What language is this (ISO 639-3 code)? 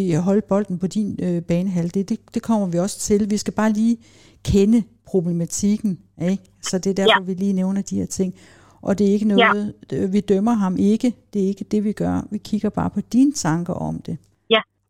dan